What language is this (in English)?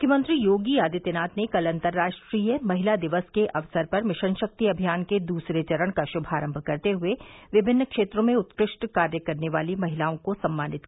Hindi